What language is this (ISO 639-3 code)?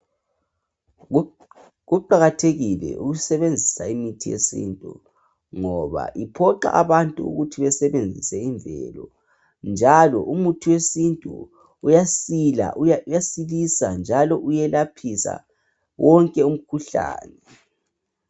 nde